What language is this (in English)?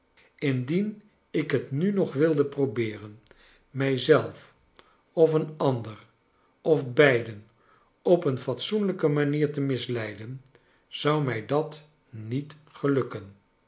Dutch